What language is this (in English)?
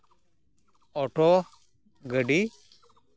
Santali